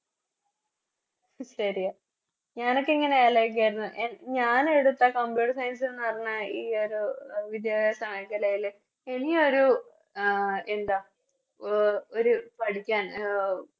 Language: Malayalam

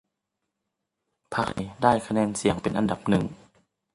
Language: Thai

